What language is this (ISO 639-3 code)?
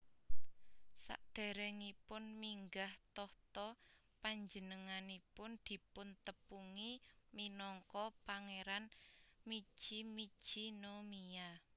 jav